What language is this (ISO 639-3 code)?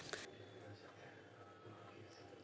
hin